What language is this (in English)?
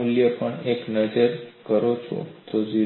Gujarati